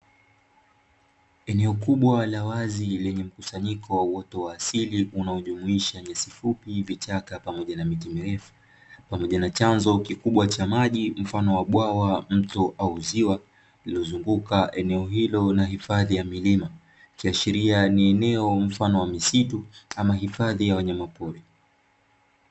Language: Swahili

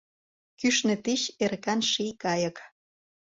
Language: Mari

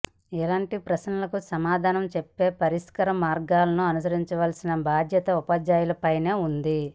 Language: Telugu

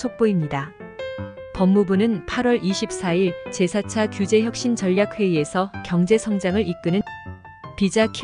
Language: Korean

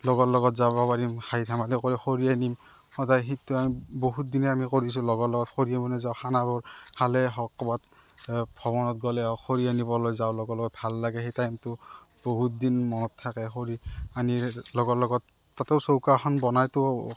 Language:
Assamese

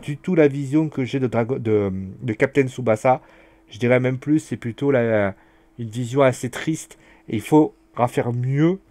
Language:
French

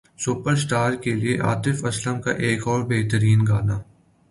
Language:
Urdu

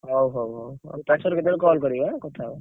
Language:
Odia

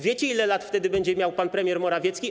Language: Polish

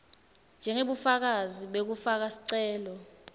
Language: Swati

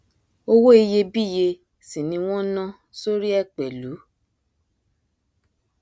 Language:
Yoruba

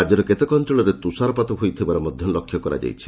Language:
Odia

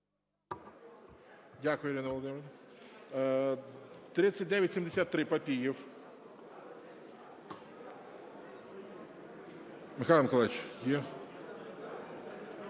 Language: Ukrainian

